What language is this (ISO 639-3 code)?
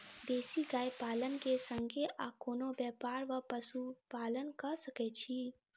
mai